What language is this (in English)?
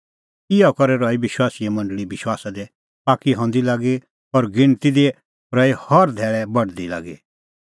Kullu Pahari